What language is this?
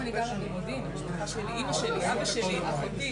Hebrew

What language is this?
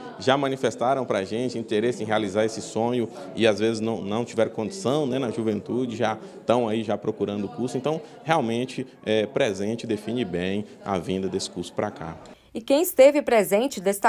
Portuguese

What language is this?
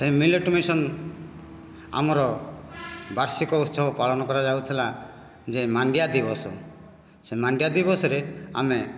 Odia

